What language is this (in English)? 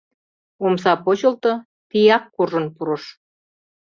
Mari